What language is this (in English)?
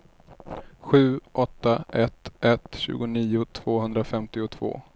Swedish